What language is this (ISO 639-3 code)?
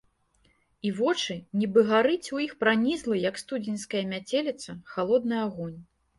bel